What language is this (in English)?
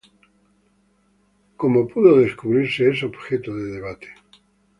Spanish